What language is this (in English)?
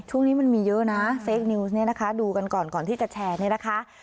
Thai